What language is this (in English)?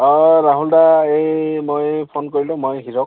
Assamese